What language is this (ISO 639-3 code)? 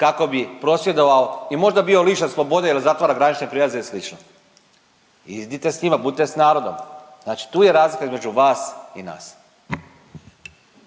hrv